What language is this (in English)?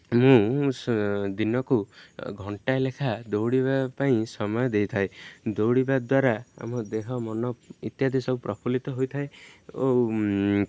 Odia